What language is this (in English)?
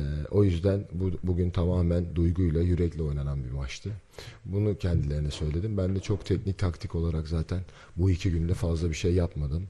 Turkish